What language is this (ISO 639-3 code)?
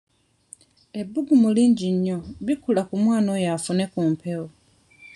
lug